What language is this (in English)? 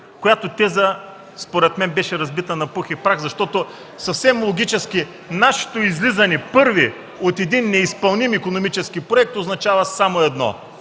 Bulgarian